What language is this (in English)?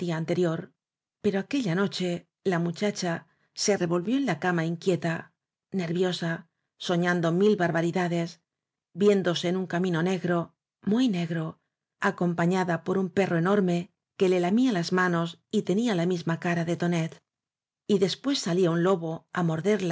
Spanish